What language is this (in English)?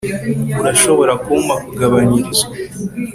Kinyarwanda